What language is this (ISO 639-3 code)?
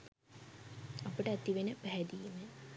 sin